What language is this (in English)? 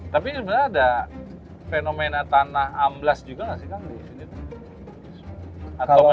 Indonesian